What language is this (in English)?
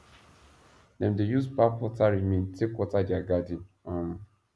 Nigerian Pidgin